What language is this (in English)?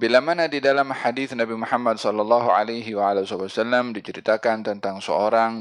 Malay